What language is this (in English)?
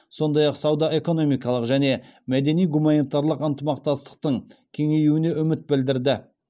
Kazakh